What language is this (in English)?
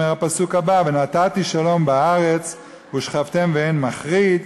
Hebrew